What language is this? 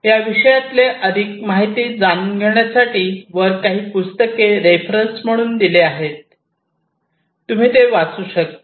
Marathi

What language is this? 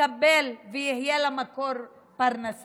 Hebrew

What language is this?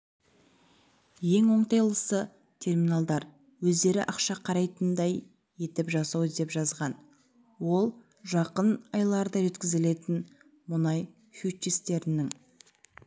Kazakh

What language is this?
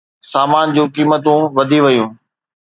Sindhi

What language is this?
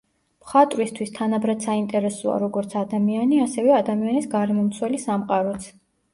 Georgian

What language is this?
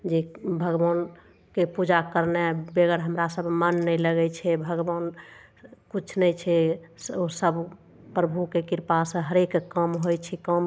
Maithili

